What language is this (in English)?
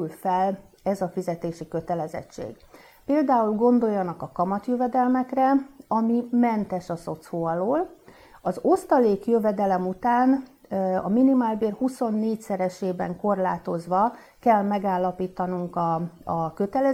Hungarian